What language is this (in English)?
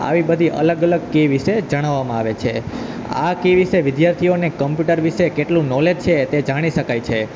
Gujarati